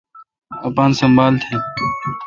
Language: Kalkoti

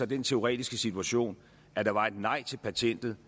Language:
Danish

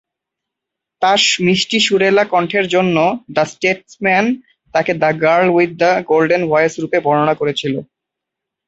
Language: Bangla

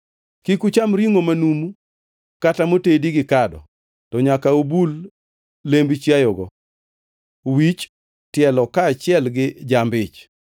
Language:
Luo (Kenya and Tanzania)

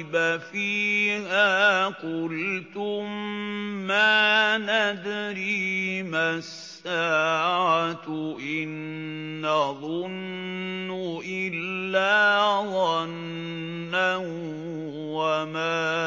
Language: Arabic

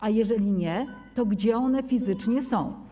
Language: Polish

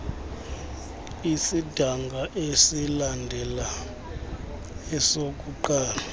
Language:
Xhosa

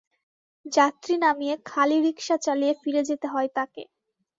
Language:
Bangla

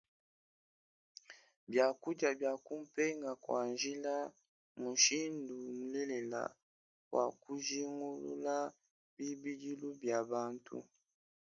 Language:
Luba-Lulua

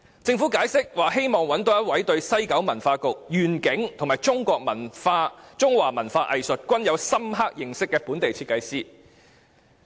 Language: Cantonese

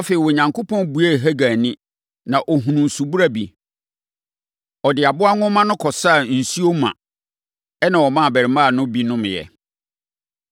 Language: Akan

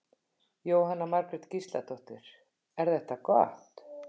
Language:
Icelandic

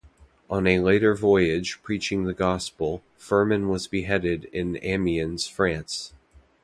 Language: English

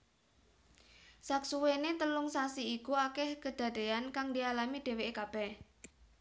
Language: Javanese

